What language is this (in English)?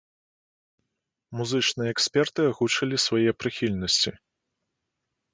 Belarusian